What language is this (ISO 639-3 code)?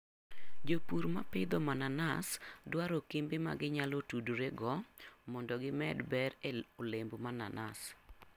luo